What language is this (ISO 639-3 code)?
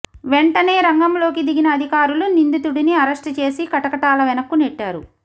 tel